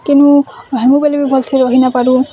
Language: Odia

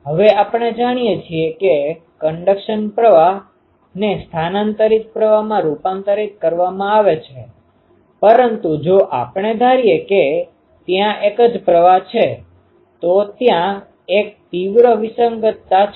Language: Gujarati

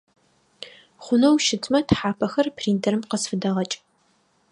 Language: Adyghe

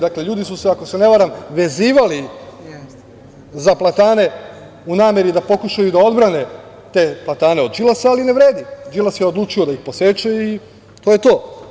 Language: Serbian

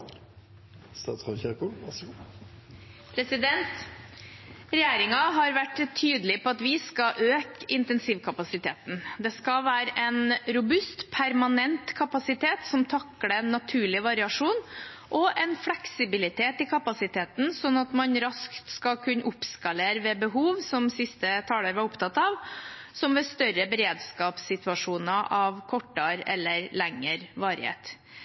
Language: Norwegian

